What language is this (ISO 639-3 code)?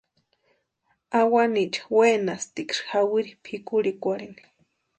pua